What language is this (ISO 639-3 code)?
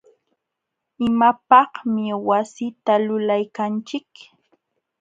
qxw